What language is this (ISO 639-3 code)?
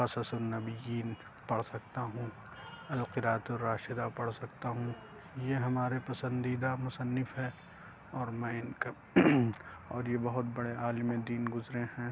urd